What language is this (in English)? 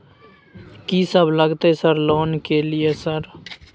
Maithili